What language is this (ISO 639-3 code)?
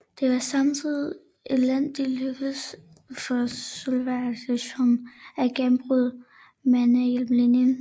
dan